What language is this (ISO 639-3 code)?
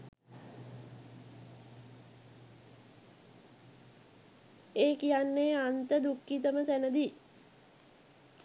sin